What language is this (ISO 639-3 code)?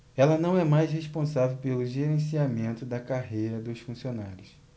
por